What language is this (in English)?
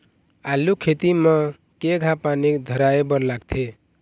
Chhattisgarhi